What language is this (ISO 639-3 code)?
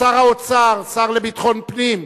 heb